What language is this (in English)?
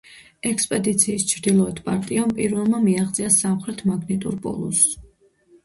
Georgian